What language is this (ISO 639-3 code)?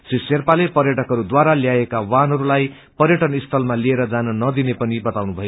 nep